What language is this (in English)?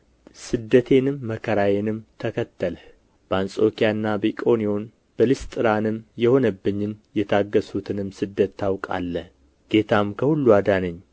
Amharic